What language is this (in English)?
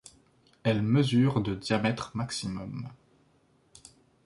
French